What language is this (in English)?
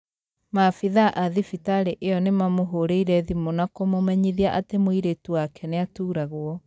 Kikuyu